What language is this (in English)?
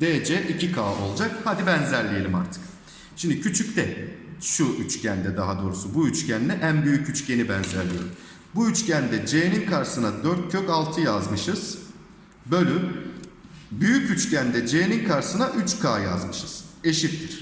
Turkish